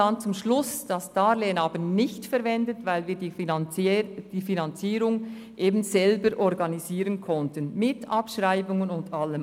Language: Swiss German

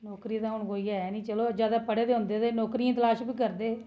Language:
Dogri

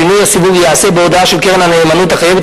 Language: Hebrew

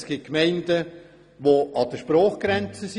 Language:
Swiss German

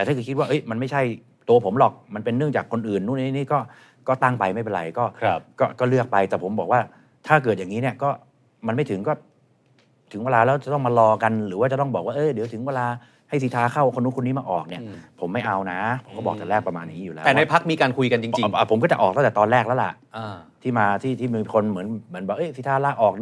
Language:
Thai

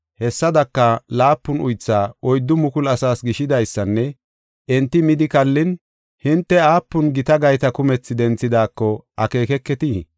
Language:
Gofa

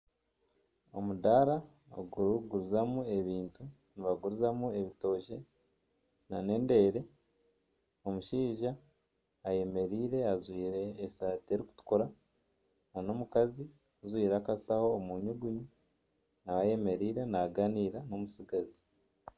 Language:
Nyankole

